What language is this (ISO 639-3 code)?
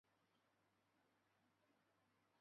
zho